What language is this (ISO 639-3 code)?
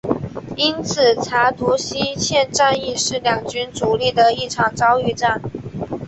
zho